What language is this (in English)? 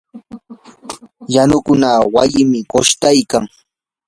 Yanahuanca Pasco Quechua